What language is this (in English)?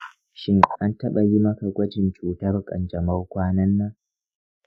Hausa